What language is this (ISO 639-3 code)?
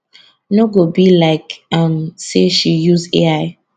pcm